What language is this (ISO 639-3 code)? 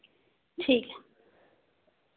doi